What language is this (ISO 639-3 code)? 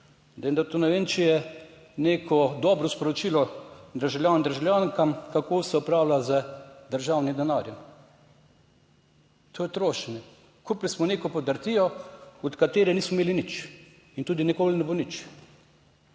slv